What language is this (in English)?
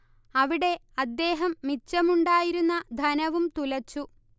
Malayalam